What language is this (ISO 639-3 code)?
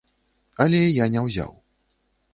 bel